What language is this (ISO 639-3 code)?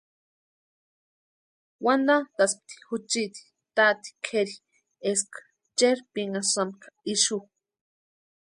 pua